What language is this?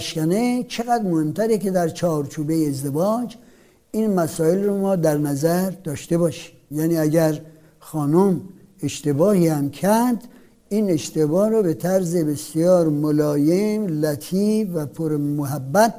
Persian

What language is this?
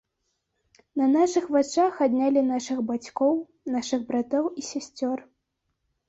Belarusian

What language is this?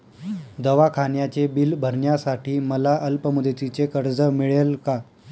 Marathi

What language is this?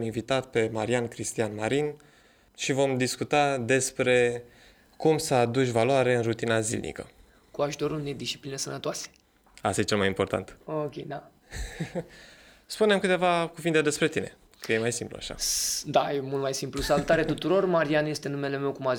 Romanian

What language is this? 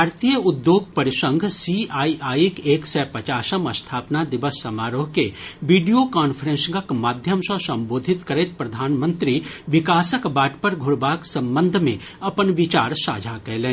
Maithili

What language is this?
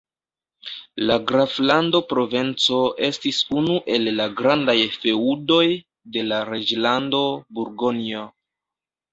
Esperanto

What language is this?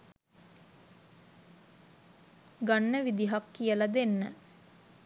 Sinhala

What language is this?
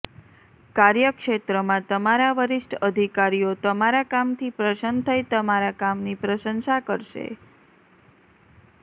Gujarati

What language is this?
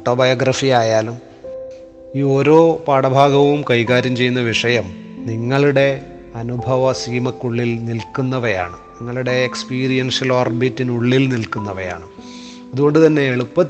Malayalam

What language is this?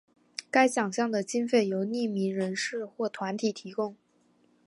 Chinese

